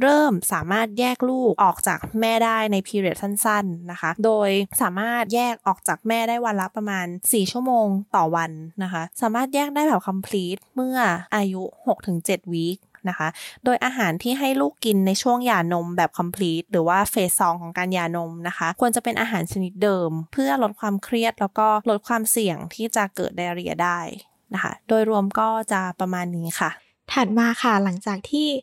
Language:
Thai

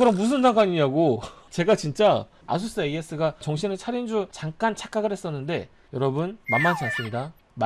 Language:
Korean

